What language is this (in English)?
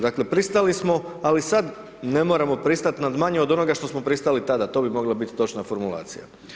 Croatian